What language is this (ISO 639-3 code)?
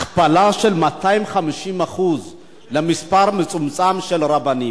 heb